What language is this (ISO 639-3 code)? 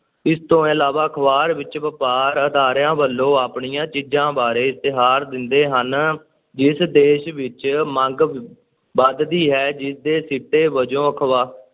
pan